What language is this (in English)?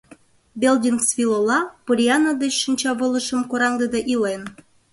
Mari